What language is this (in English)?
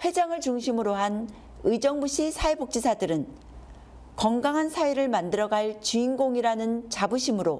Korean